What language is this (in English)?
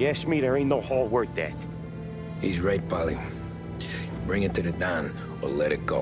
English